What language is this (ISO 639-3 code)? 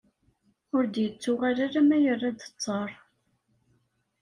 kab